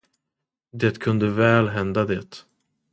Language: Swedish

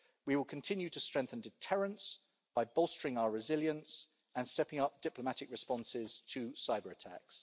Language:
English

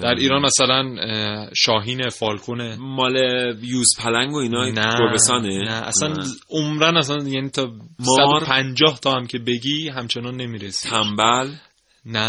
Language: Persian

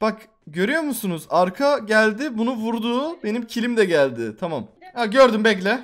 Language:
Turkish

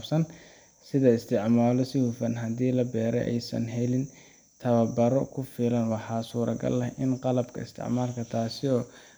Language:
Somali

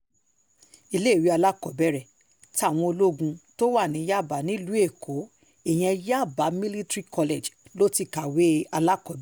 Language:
Yoruba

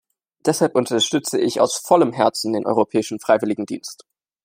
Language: German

